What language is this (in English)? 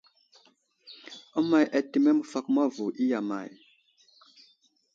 Wuzlam